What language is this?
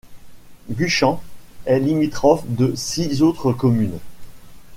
French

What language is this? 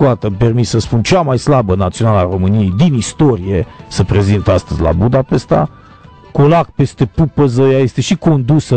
Romanian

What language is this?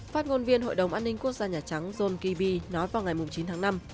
Vietnamese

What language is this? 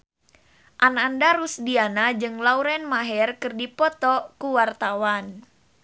Sundanese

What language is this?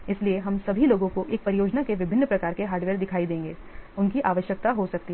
Hindi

